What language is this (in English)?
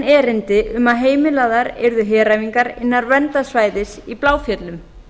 Icelandic